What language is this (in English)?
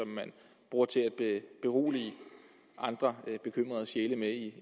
Danish